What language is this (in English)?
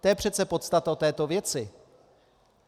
Czech